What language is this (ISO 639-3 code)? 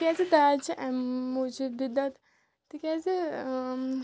kas